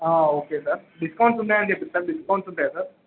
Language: Telugu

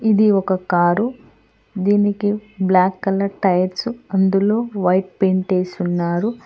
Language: Telugu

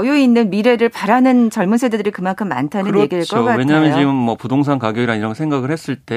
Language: Korean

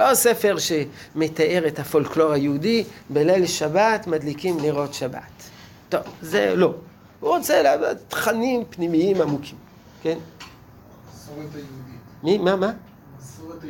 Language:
Hebrew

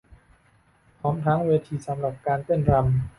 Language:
Thai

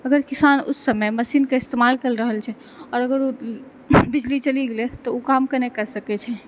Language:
Maithili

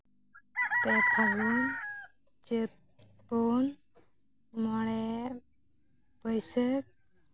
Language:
Santali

